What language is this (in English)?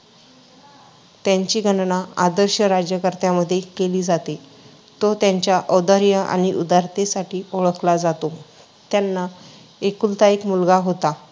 Marathi